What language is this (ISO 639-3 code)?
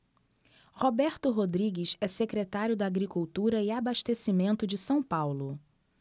por